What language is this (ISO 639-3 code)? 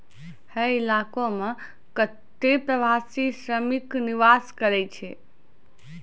mai